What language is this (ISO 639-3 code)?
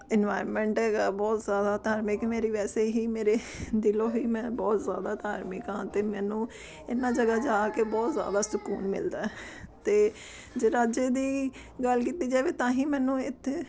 pan